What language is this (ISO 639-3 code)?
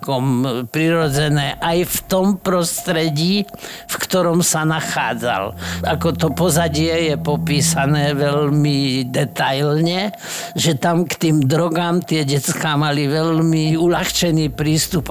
slk